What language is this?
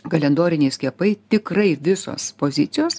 Lithuanian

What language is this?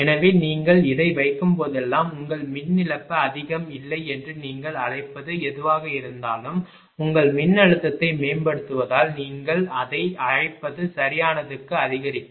Tamil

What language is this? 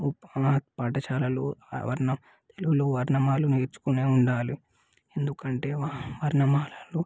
Telugu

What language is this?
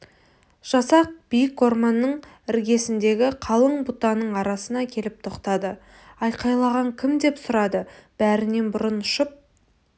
Kazakh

